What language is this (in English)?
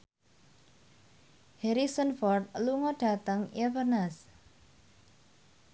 Javanese